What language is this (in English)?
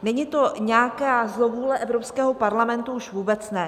Czech